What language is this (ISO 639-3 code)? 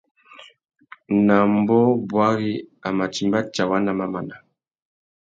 bag